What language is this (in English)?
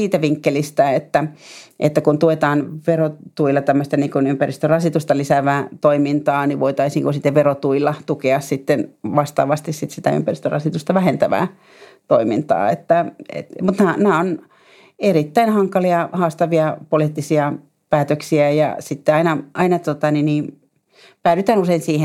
Finnish